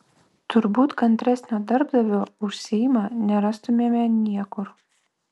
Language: Lithuanian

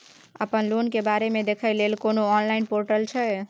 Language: Maithili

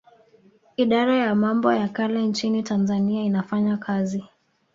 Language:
Swahili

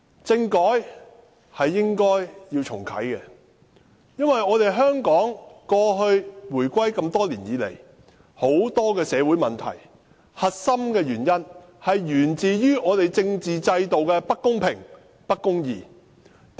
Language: Cantonese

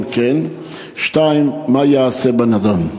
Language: Hebrew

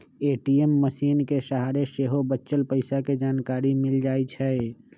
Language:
Magahi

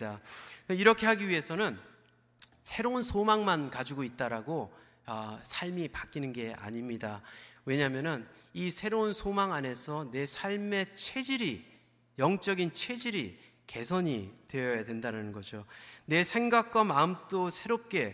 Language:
Korean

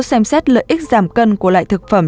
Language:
Vietnamese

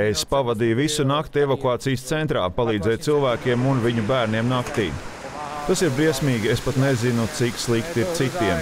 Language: Latvian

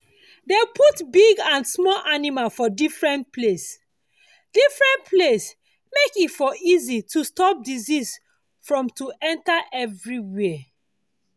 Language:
Nigerian Pidgin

